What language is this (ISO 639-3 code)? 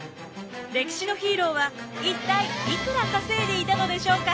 jpn